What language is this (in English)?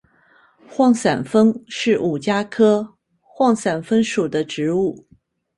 Chinese